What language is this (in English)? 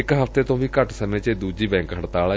Punjabi